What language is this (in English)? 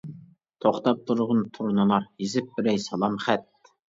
Uyghur